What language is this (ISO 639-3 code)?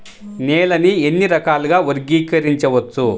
tel